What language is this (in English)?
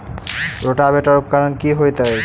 Maithili